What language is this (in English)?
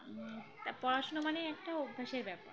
Bangla